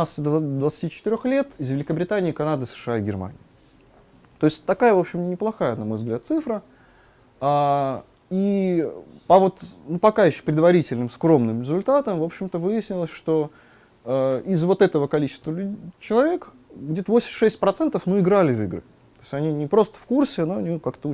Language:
Russian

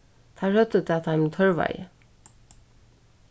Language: Faroese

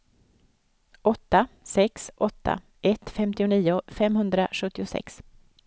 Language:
Swedish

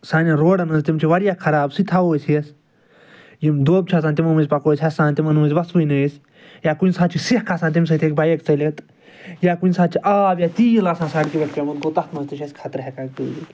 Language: Kashmiri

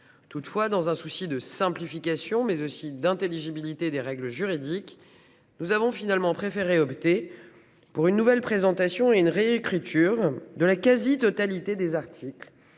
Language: French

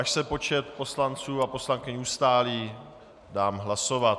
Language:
Czech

